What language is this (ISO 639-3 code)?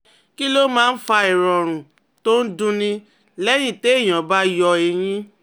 yor